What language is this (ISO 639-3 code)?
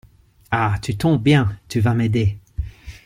fra